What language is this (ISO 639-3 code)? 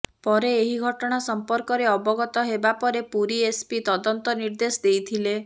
ori